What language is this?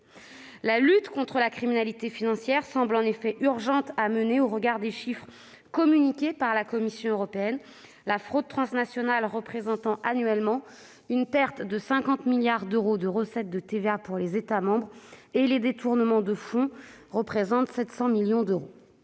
French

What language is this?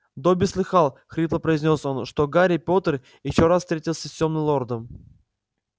Russian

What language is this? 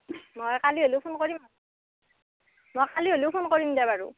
Assamese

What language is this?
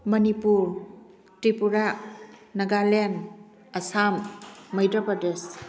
Manipuri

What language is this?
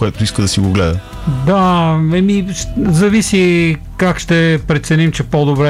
Bulgarian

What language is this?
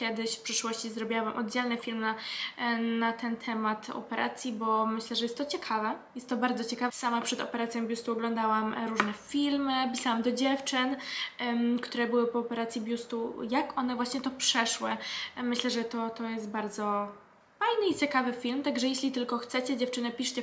Polish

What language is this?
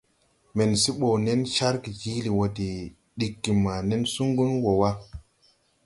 Tupuri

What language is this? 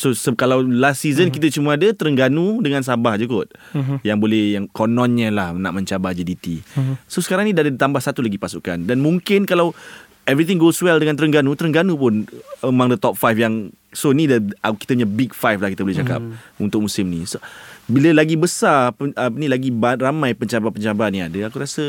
Malay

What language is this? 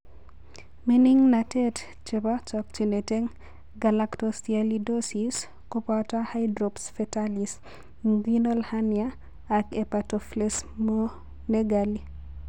Kalenjin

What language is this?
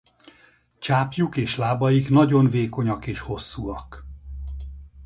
Hungarian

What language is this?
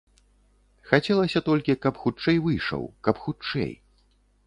Belarusian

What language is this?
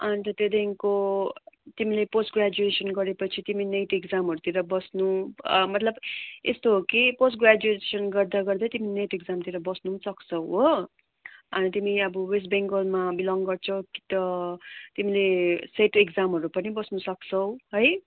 Nepali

